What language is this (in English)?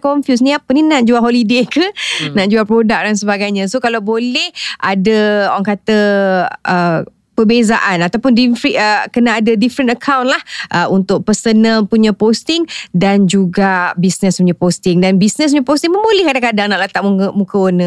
Malay